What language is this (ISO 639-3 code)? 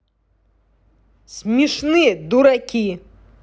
rus